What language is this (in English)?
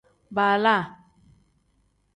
Tem